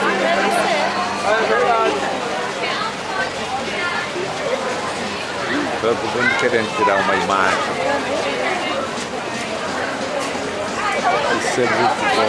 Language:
Portuguese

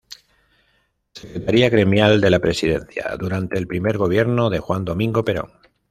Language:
Spanish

